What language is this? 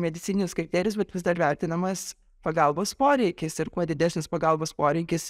Lithuanian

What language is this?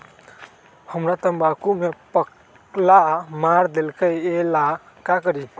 Magahi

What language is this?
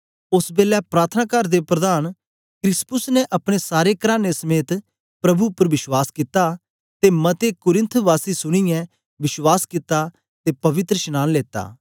Dogri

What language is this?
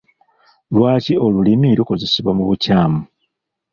Ganda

